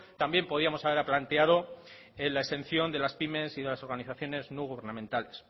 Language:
Spanish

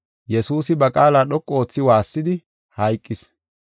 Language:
Gofa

